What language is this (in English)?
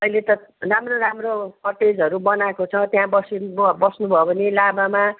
Nepali